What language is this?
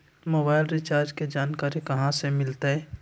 Magahi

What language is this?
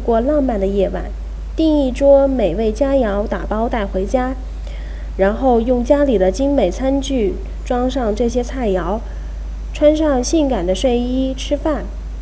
Chinese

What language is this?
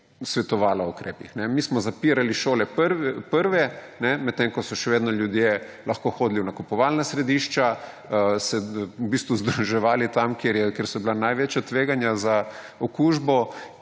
Slovenian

